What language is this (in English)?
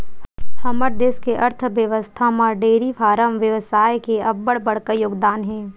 Chhattisgarhi